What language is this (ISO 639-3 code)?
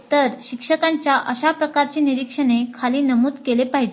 mar